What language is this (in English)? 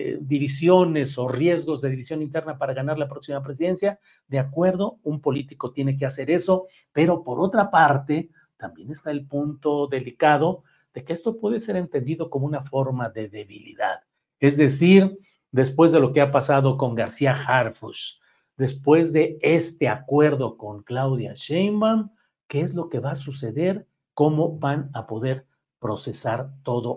Spanish